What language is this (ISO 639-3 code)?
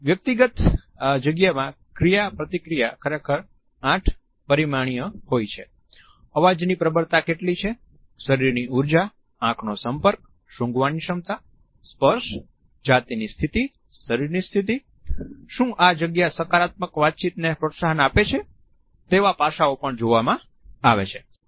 guj